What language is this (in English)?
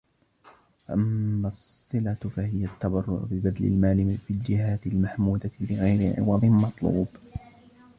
Arabic